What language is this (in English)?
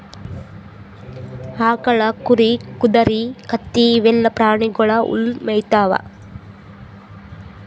Kannada